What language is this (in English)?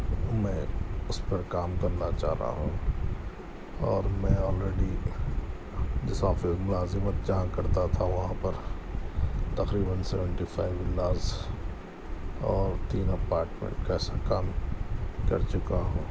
Urdu